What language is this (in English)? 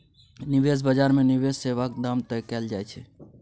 Maithili